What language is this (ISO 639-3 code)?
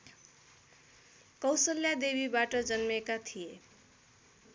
nep